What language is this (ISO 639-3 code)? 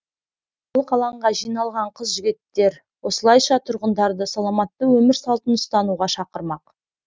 kaz